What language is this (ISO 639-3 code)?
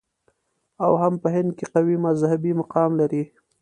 pus